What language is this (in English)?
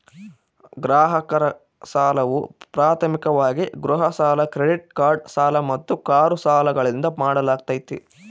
Kannada